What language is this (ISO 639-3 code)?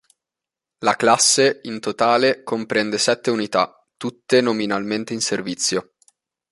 ita